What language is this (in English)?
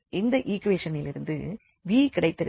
Tamil